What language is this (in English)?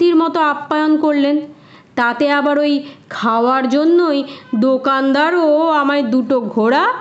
Bangla